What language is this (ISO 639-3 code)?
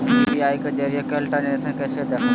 mag